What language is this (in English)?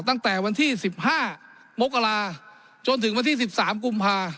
Thai